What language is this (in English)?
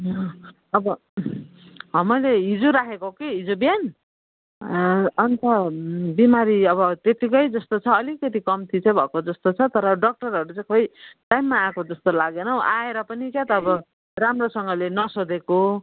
Nepali